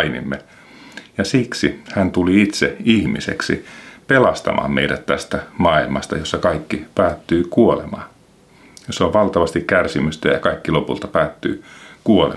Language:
Finnish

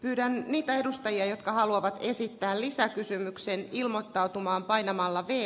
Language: Finnish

